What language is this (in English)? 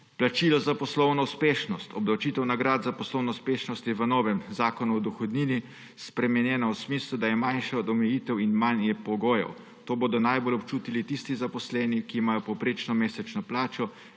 Slovenian